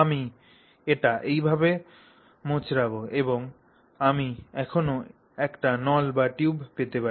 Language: Bangla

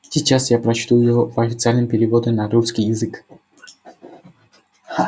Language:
Russian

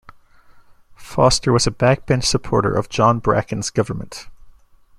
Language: English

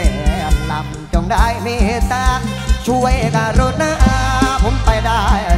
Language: Thai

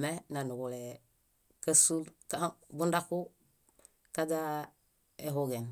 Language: Bayot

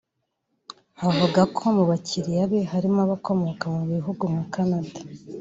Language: Kinyarwanda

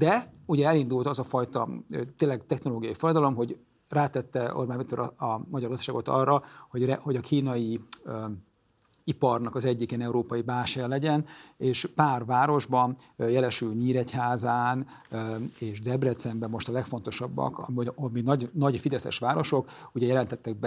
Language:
Hungarian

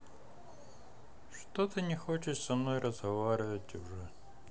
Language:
Russian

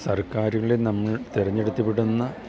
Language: Malayalam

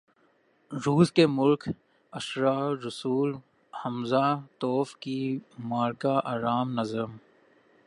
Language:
Urdu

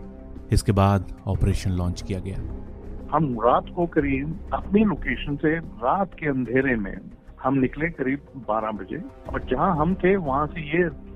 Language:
Hindi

